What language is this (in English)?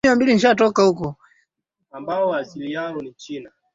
Swahili